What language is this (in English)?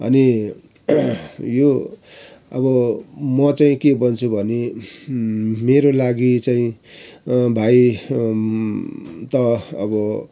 Nepali